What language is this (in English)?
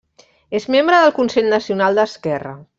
Catalan